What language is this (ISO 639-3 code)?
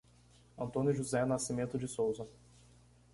por